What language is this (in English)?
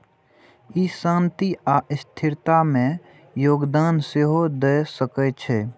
Maithili